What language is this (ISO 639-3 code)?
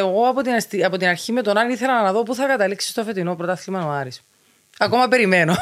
ell